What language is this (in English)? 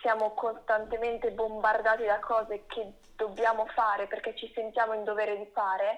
Italian